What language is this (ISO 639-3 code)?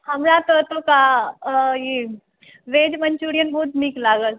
mai